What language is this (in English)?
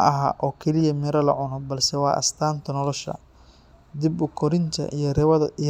Somali